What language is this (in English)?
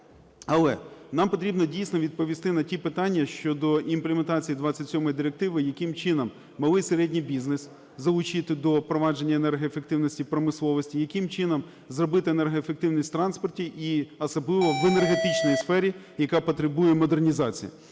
Ukrainian